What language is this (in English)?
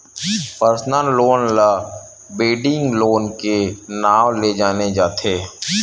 Chhattisgarhi